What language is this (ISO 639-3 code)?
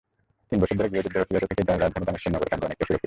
ben